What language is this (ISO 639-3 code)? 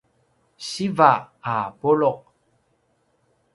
pwn